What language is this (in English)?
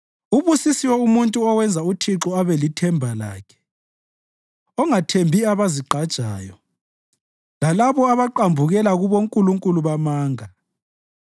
North Ndebele